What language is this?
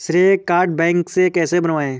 Hindi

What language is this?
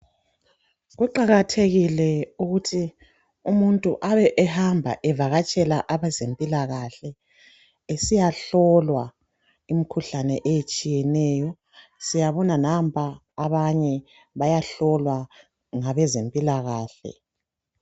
North Ndebele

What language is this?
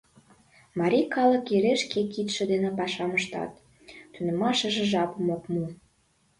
Mari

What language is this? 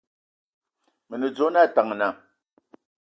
Ewondo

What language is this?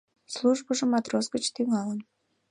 Mari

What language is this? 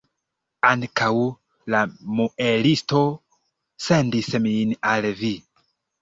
Esperanto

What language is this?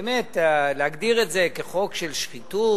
Hebrew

